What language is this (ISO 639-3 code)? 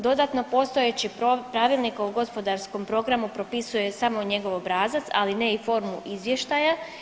hrv